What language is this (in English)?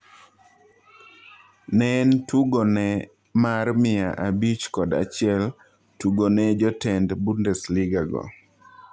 Luo (Kenya and Tanzania)